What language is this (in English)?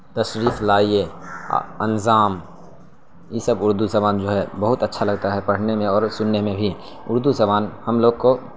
Urdu